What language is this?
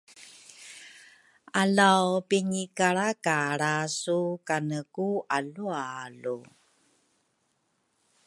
Rukai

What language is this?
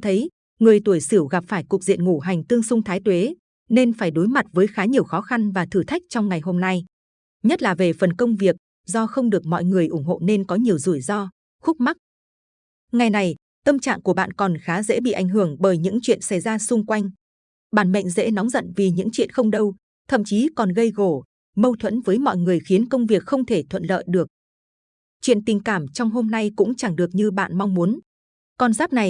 Vietnamese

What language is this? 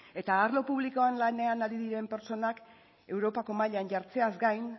Basque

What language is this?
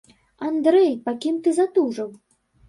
Belarusian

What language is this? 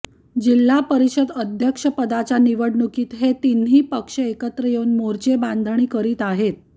Marathi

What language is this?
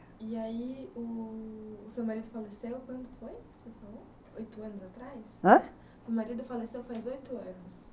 Portuguese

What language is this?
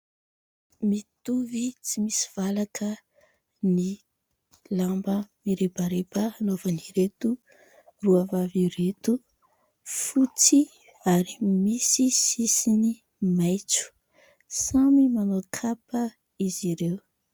Malagasy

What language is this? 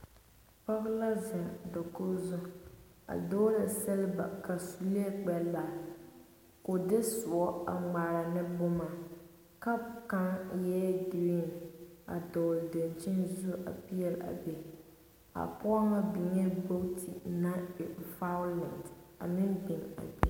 Southern Dagaare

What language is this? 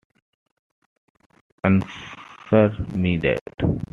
English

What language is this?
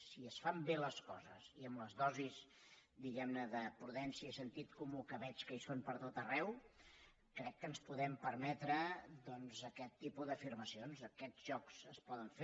Catalan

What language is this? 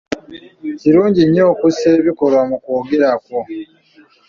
Ganda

